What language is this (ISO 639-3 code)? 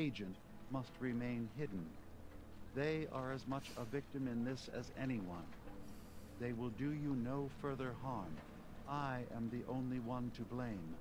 ron